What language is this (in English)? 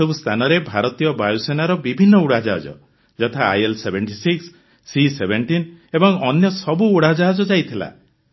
Odia